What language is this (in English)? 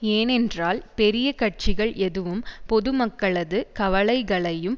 Tamil